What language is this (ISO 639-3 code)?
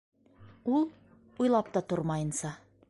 bak